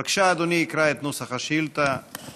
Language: Hebrew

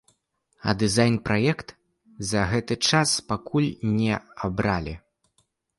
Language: Belarusian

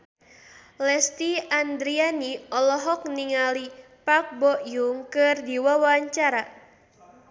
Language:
Sundanese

